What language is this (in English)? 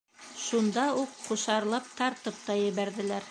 Bashkir